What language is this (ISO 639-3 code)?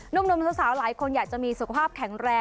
tha